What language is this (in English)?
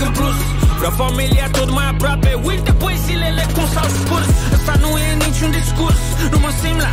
Romanian